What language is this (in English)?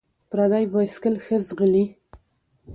Pashto